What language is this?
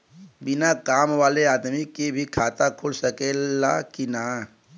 Bhojpuri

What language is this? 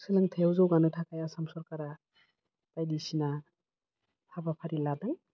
Bodo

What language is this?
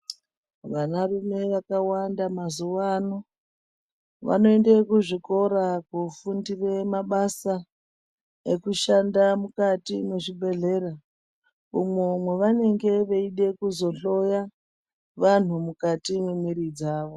Ndau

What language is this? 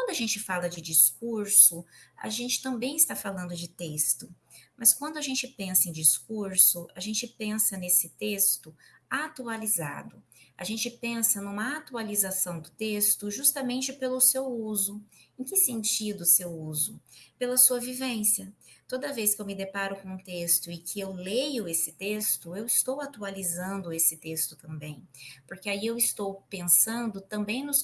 Portuguese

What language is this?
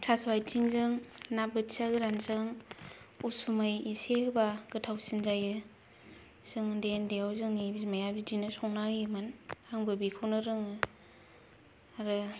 Bodo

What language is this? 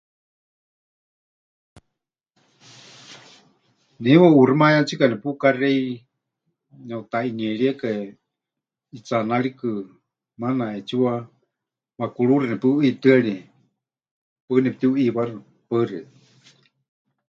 Huichol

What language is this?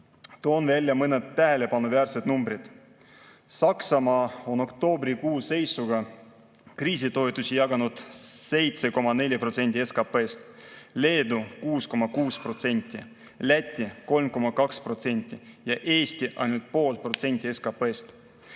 Estonian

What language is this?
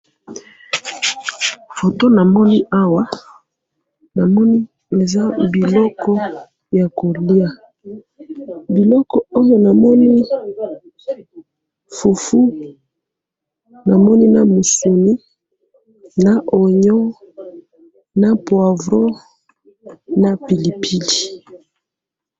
Lingala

